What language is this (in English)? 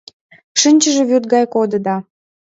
Mari